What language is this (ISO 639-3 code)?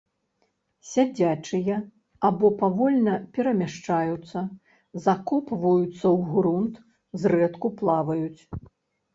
bel